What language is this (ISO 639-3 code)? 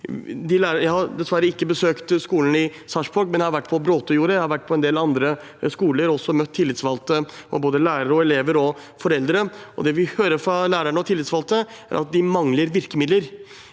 nor